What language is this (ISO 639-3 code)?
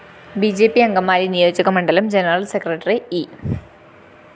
mal